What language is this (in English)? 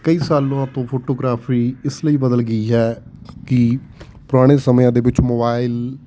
Punjabi